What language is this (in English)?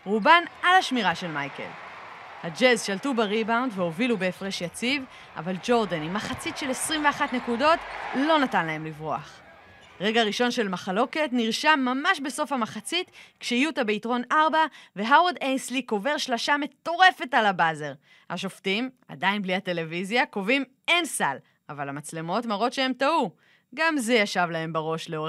Hebrew